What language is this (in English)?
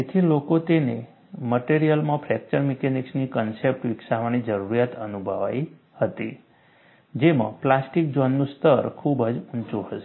Gujarati